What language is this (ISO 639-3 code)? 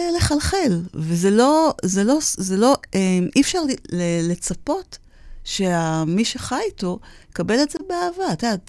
heb